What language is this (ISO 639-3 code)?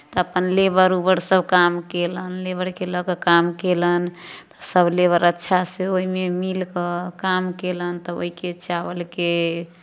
mai